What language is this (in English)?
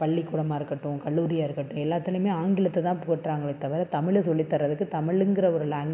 Tamil